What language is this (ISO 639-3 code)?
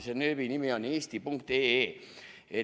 est